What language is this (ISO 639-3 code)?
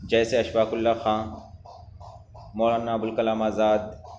urd